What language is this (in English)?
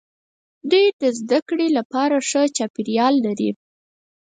Pashto